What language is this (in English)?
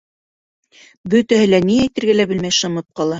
Bashkir